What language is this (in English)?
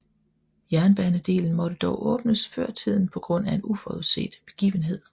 Danish